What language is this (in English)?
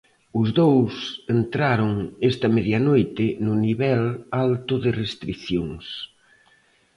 Galician